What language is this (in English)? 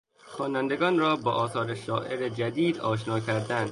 Persian